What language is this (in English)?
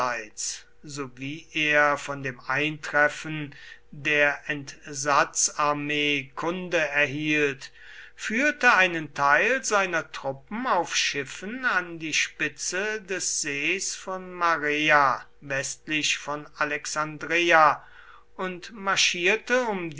German